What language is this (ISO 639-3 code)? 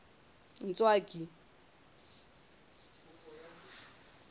sot